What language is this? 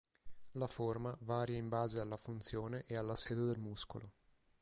Italian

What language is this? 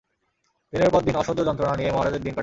Bangla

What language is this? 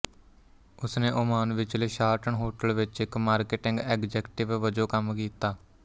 Punjabi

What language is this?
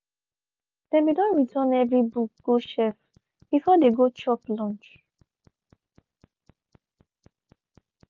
Nigerian Pidgin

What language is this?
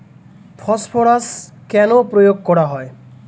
Bangla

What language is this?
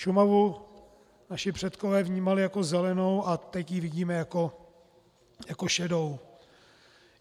Czech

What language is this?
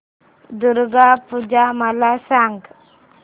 Marathi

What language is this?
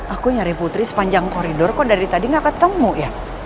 Indonesian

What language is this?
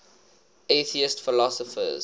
English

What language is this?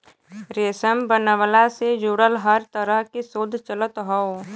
Bhojpuri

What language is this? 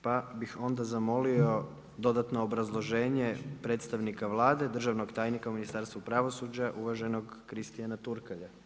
Croatian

